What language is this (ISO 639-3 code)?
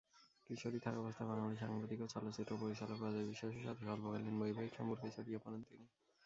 ben